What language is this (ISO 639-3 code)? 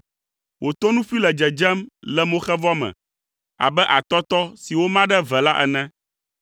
ewe